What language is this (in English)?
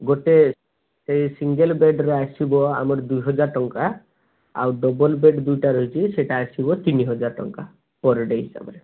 Odia